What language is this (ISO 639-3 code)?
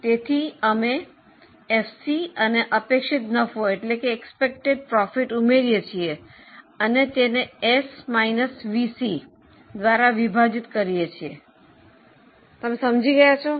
guj